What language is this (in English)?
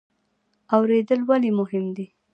Pashto